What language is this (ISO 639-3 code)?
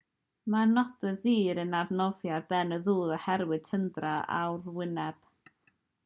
cym